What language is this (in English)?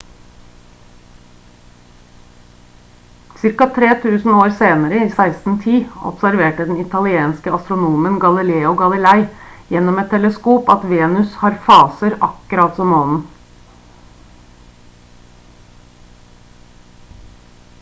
Norwegian Bokmål